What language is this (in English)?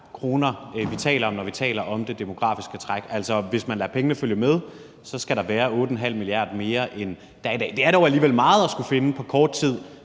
Danish